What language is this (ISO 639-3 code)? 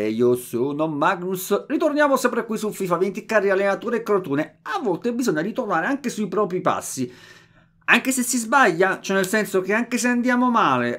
ita